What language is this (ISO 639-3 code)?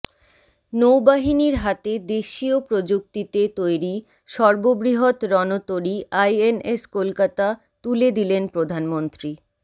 ben